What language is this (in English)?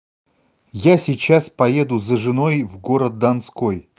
Russian